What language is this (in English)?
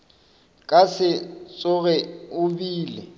Northern Sotho